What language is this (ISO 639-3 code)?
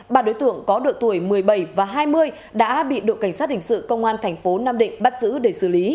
vie